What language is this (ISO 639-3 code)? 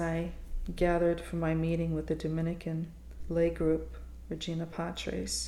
eng